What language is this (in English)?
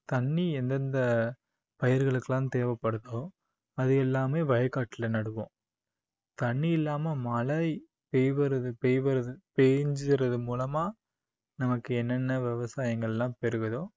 Tamil